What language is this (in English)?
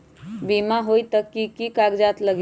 Magahi